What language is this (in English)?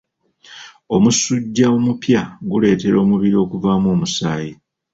Ganda